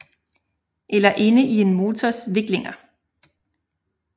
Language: Danish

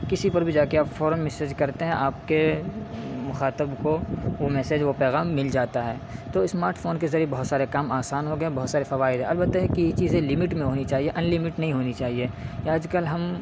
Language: Urdu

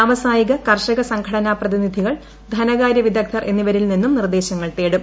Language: Malayalam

